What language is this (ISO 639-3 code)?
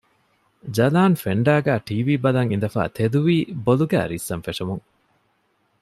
div